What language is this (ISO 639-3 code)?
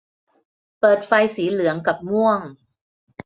tha